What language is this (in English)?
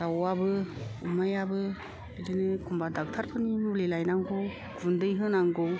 Bodo